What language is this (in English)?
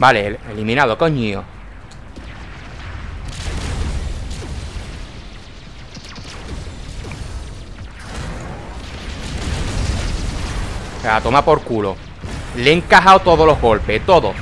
Spanish